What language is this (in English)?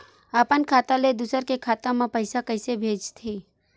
Chhattisgarhi